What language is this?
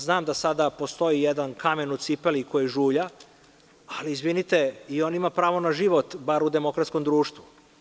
Serbian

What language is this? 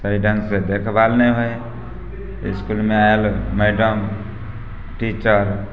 Maithili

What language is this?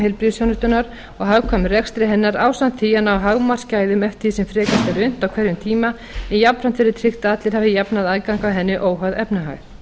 Icelandic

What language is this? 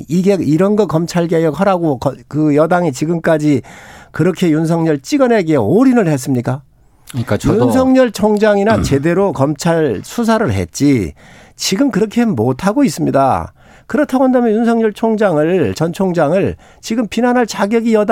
Korean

